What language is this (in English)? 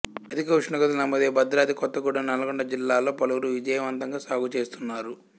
Telugu